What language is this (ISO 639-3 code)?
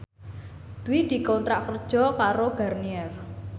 jav